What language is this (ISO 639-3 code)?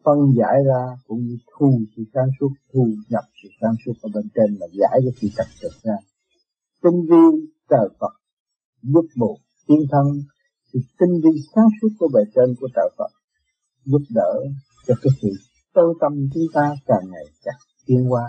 vie